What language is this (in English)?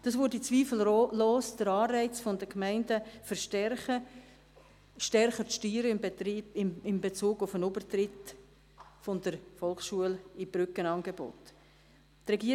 Swiss German